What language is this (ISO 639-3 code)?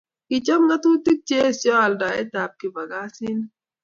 kln